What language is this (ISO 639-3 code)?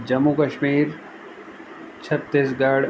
snd